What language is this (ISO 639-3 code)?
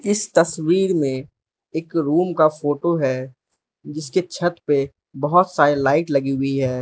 hin